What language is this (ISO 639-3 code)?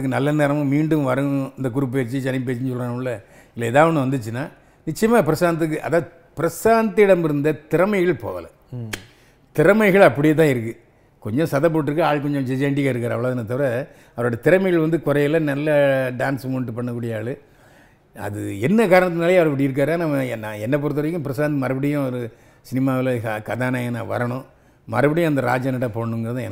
tam